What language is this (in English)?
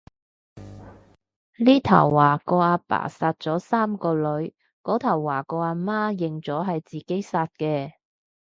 Cantonese